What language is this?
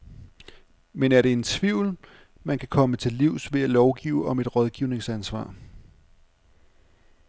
Danish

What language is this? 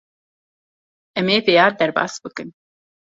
Kurdish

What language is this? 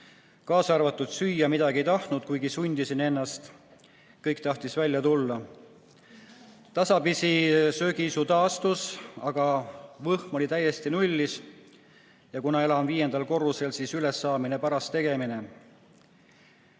Estonian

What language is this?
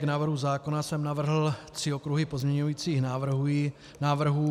Czech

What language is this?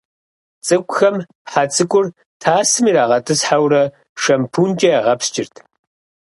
Kabardian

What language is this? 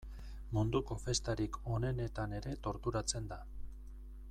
Basque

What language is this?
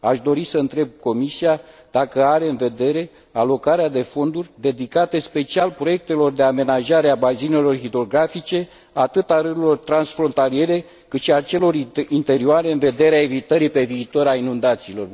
Romanian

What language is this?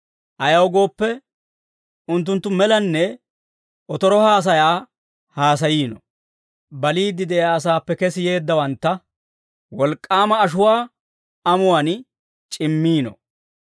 Dawro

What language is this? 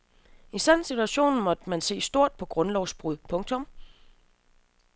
Danish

